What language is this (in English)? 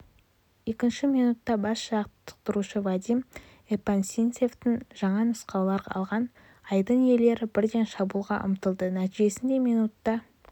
Kazakh